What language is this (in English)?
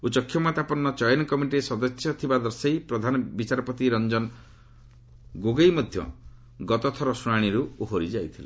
Odia